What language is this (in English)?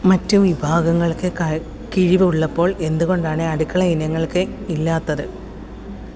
Malayalam